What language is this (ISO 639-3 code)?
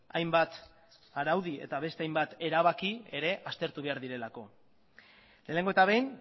eus